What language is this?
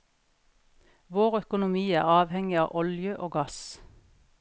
Norwegian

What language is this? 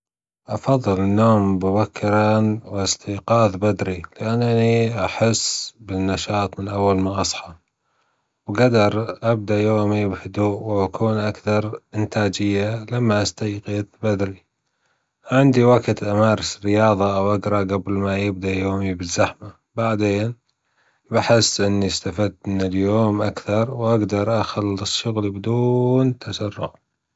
Gulf Arabic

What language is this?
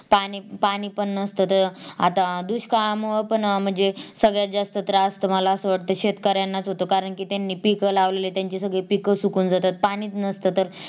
Marathi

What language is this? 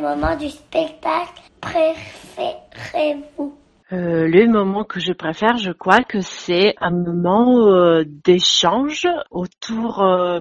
French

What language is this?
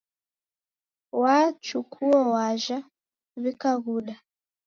Taita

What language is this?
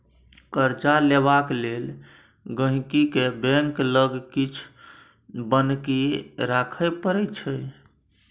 Maithili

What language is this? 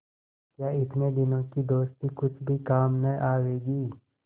Hindi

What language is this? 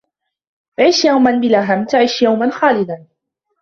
Arabic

